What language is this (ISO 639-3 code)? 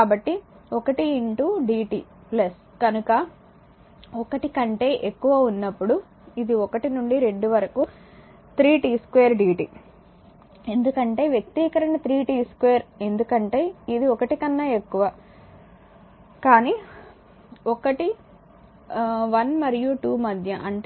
tel